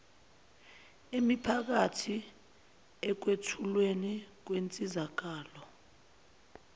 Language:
Zulu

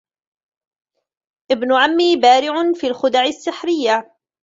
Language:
Arabic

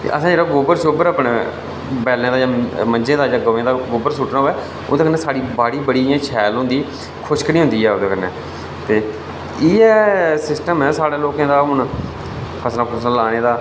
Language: Dogri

